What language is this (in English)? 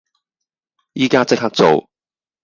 Cantonese